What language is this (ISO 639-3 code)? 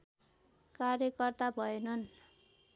nep